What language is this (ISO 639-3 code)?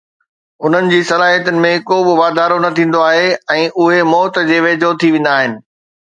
snd